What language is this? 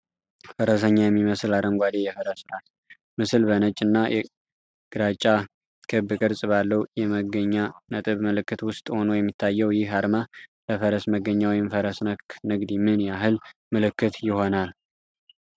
Amharic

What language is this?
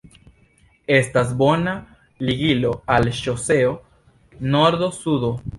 Esperanto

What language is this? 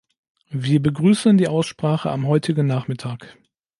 German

